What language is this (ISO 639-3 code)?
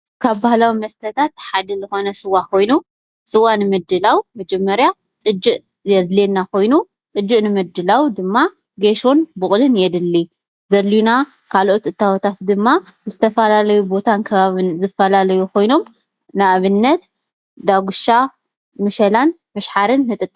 tir